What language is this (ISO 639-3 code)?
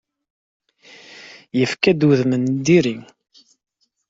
kab